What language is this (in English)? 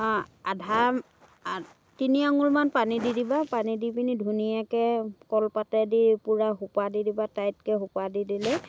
Assamese